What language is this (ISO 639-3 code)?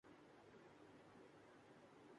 urd